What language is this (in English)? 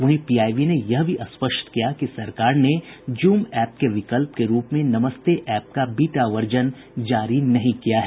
Hindi